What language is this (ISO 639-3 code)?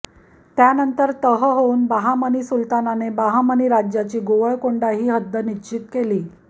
mar